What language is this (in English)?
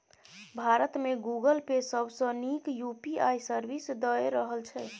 Maithili